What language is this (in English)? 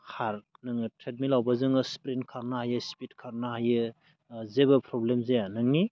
Bodo